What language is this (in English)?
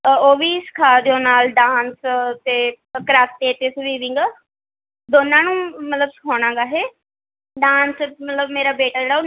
Punjabi